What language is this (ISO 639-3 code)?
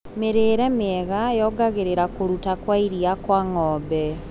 kik